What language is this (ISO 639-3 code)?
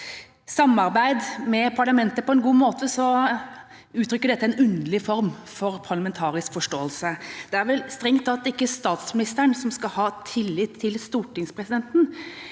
nor